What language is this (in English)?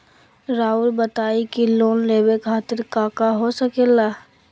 Magahi